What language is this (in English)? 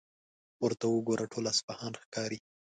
Pashto